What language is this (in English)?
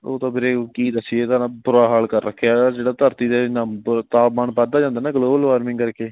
Punjabi